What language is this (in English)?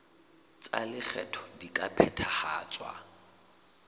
Southern Sotho